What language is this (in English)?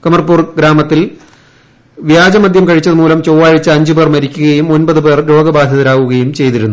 Malayalam